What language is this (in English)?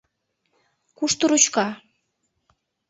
Mari